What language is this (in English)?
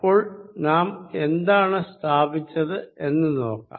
Malayalam